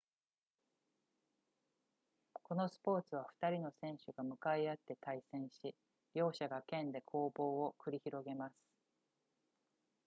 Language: Japanese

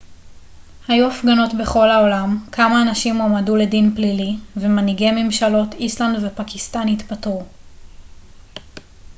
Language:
Hebrew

